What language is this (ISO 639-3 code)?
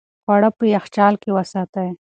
pus